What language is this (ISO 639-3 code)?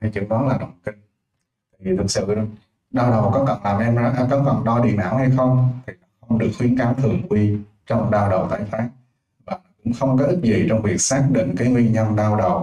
vie